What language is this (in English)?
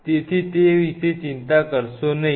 Gujarati